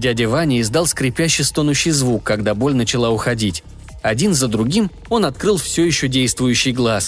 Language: Russian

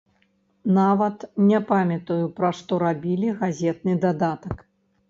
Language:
Belarusian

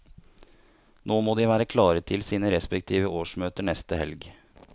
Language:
Norwegian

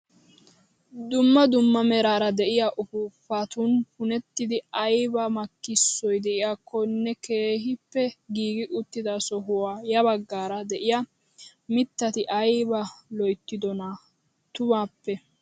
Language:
Wolaytta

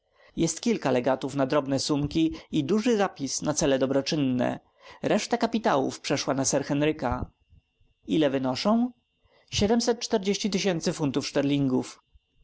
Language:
Polish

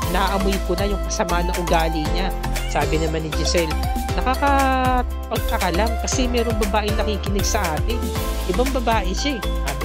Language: Filipino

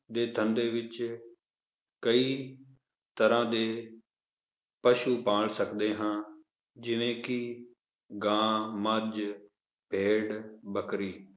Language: Punjabi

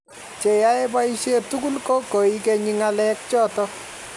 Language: Kalenjin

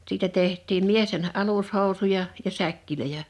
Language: Finnish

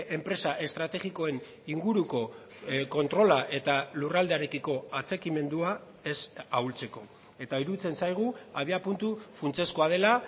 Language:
Basque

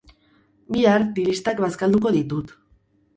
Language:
Basque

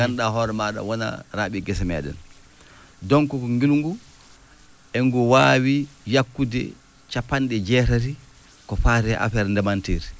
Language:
Fula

